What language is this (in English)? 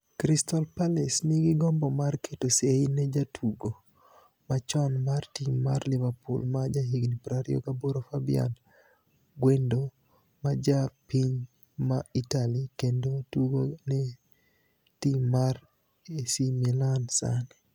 Luo (Kenya and Tanzania)